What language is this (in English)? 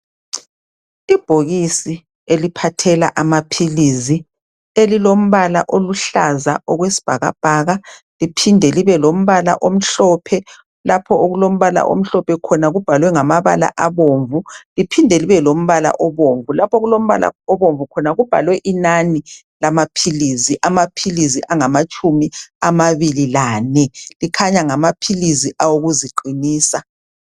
North Ndebele